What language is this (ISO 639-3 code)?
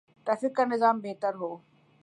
urd